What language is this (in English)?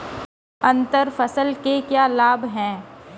Hindi